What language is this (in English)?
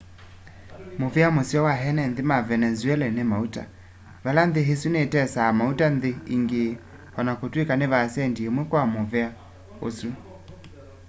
Kamba